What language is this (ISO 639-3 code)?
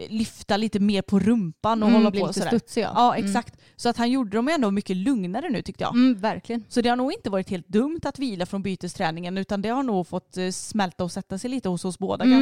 swe